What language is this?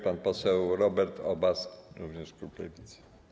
Polish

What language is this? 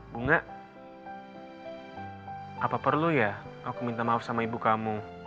Indonesian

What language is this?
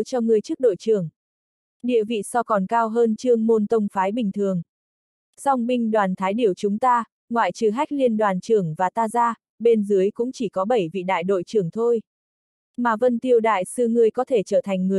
Vietnamese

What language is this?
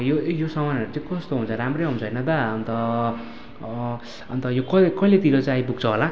Nepali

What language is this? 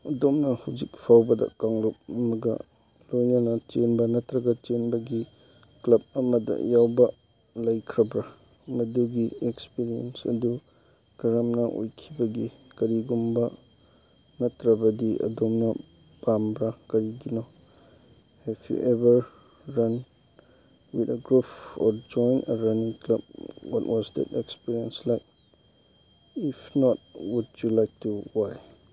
Manipuri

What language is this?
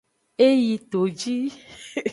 Aja (Benin)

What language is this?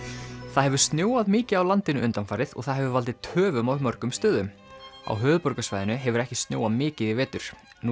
Icelandic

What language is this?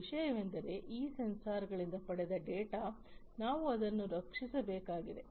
Kannada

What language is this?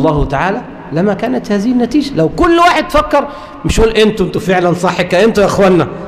Arabic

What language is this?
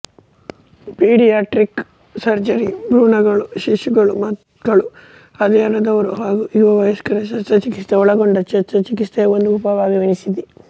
Kannada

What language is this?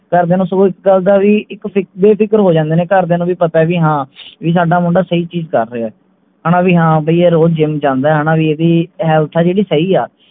Punjabi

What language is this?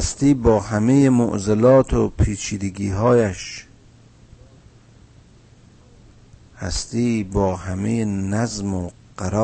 Persian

